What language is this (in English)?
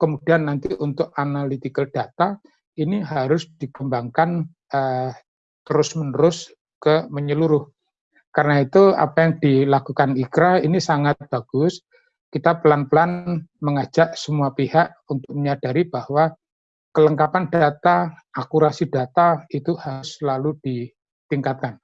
Indonesian